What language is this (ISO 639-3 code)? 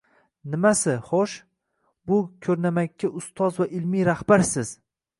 uzb